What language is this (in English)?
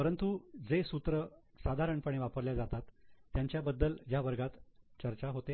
Marathi